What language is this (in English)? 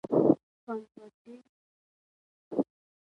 Pashto